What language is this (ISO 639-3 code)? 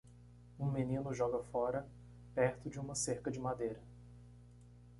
por